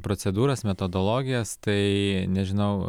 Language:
Lithuanian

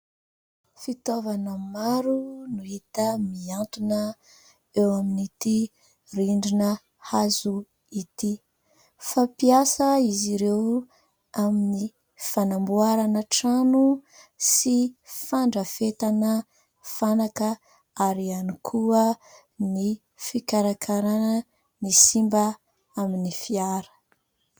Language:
Malagasy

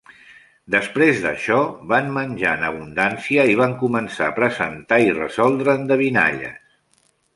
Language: Catalan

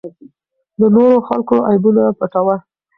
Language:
Pashto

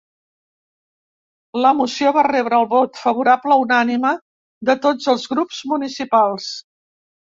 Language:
Catalan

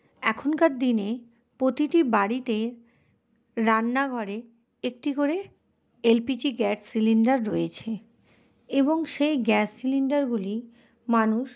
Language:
Bangla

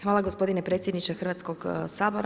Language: Croatian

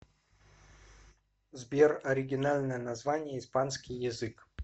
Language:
Russian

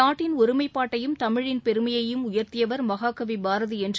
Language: Tamil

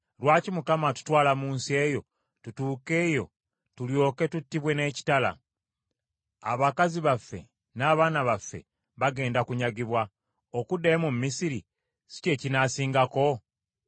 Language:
Ganda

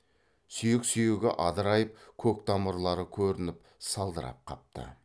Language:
Kazakh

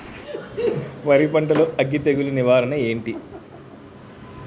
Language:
Telugu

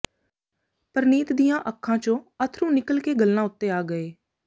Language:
Punjabi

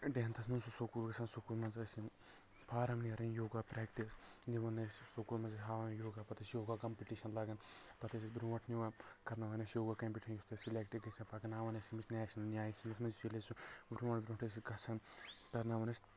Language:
Kashmiri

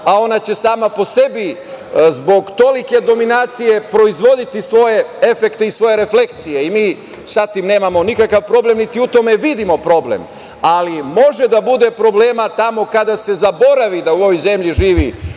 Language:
Serbian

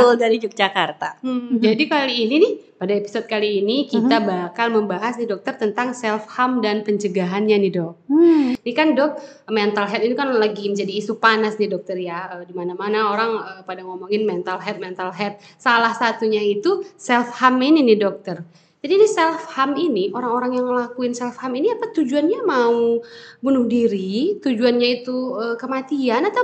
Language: Indonesian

